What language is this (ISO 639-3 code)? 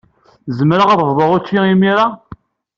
kab